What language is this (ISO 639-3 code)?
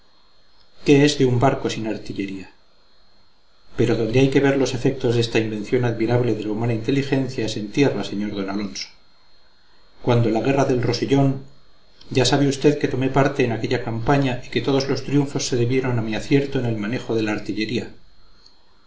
spa